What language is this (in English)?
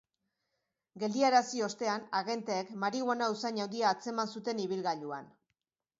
Basque